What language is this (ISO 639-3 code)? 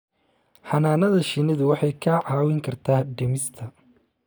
som